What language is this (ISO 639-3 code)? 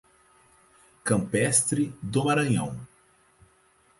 por